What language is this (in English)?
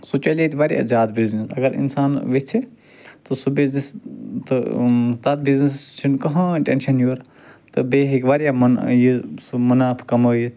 Kashmiri